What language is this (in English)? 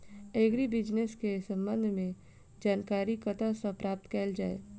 Maithili